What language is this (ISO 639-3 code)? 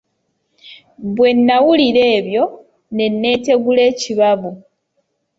lug